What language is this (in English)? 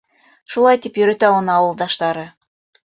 Bashkir